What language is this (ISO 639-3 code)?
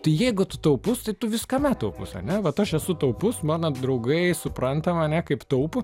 lit